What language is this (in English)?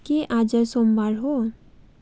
Nepali